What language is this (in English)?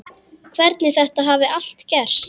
Icelandic